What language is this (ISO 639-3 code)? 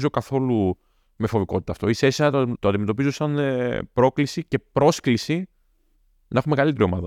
ell